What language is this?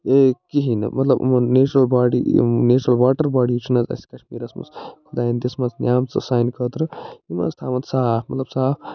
Kashmiri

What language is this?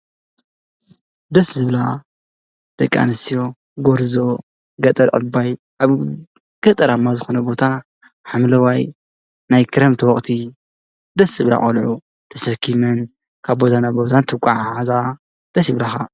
Tigrinya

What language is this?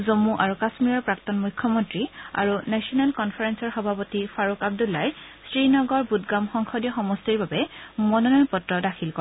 Assamese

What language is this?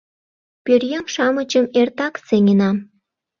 Mari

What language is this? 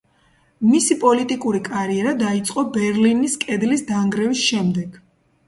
Georgian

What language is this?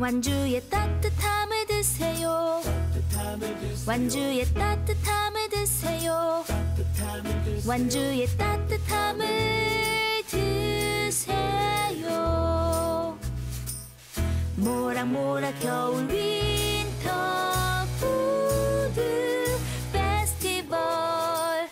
Korean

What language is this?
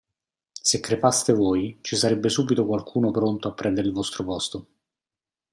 Italian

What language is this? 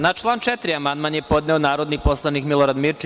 Serbian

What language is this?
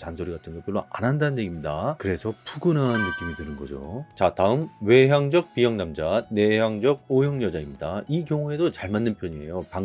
Korean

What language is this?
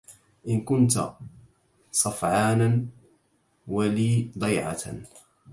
Arabic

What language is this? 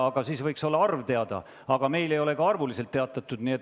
Estonian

